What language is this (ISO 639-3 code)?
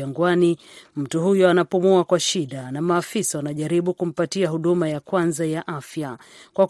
swa